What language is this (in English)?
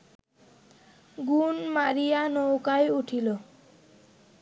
Bangla